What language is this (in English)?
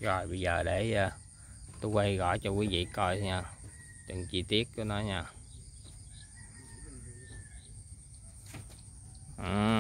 Vietnamese